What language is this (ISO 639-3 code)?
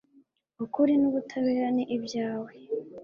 kin